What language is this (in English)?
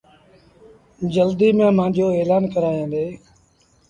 Sindhi Bhil